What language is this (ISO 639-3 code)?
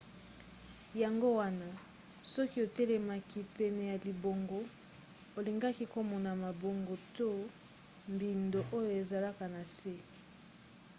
lin